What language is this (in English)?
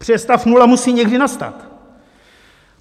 Czech